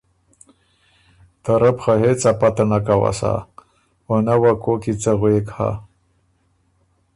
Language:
Ormuri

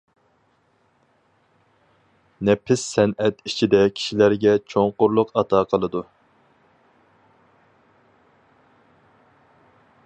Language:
Uyghur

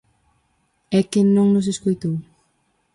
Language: Galician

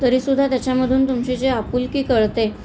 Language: Marathi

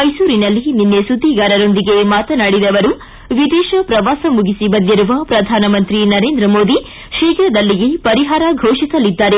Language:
Kannada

